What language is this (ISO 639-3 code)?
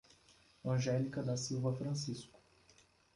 por